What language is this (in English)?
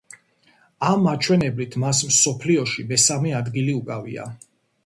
Georgian